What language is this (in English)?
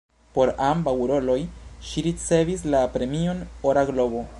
Esperanto